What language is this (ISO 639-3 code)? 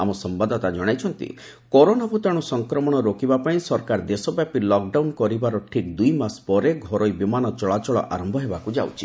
ori